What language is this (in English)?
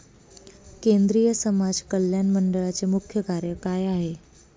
Marathi